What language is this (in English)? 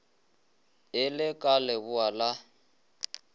Northern Sotho